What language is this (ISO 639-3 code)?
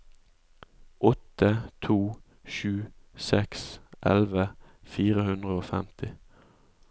nor